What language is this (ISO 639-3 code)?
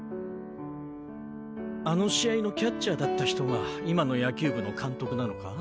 jpn